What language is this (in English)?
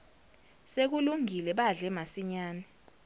Zulu